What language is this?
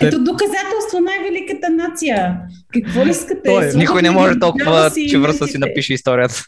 Bulgarian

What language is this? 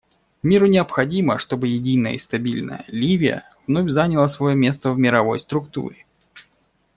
Russian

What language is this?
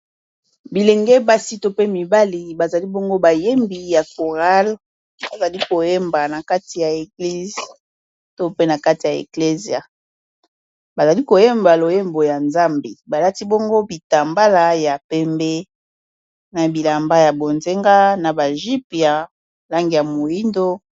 Lingala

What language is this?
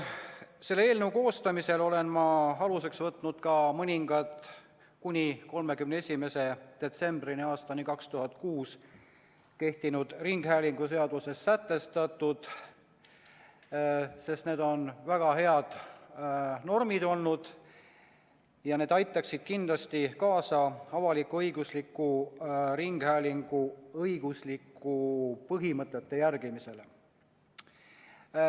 Estonian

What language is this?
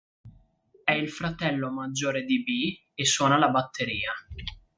Italian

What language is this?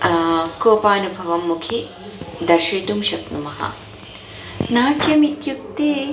Sanskrit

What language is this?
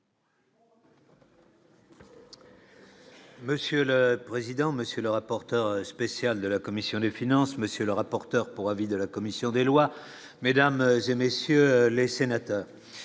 French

